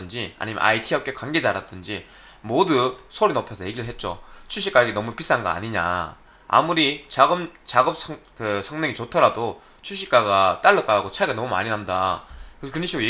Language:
Korean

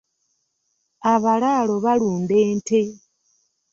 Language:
Ganda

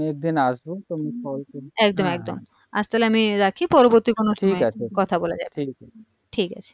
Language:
Bangla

